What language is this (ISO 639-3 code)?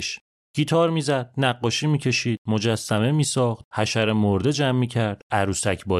fas